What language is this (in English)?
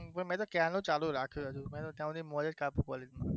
Gujarati